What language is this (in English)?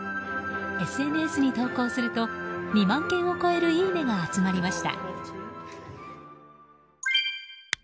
Japanese